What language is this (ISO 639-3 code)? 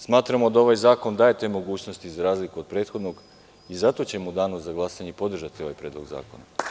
srp